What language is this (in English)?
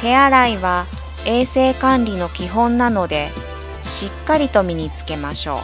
Japanese